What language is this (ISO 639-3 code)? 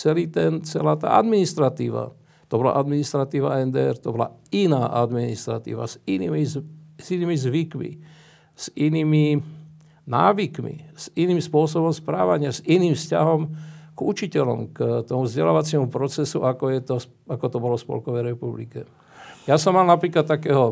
slk